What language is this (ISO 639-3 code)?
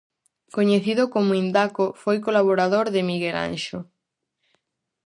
glg